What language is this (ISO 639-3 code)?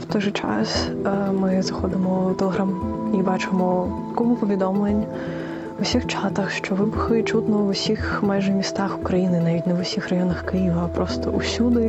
ukr